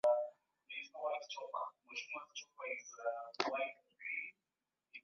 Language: Swahili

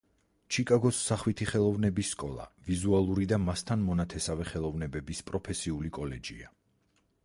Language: Georgian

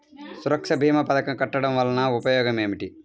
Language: Telugu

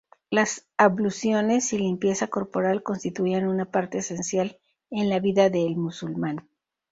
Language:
Spanish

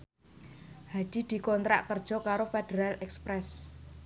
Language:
Javanese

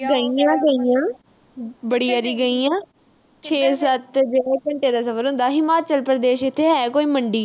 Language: Punjabi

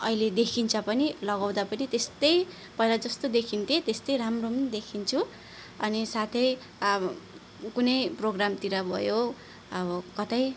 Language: Nepali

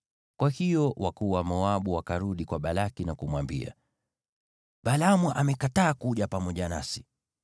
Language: Swahili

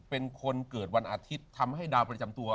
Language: Thai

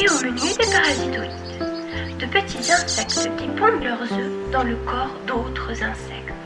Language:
French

